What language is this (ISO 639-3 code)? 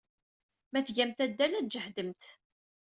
kab